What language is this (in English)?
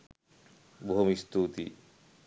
Sinhala